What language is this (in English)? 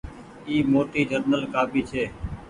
Goaria